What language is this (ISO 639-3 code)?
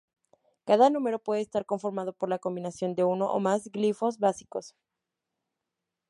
spa